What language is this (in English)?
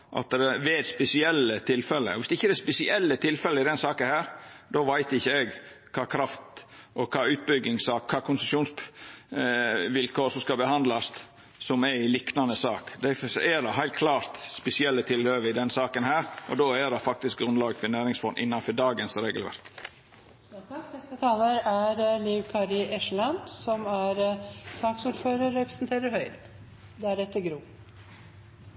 Norwegian Nynorsk